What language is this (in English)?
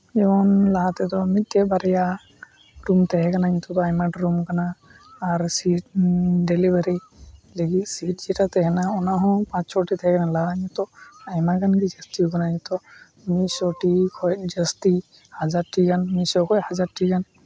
Santali